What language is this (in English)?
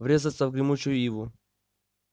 Russian